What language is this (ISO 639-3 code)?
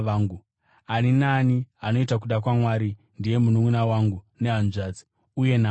sna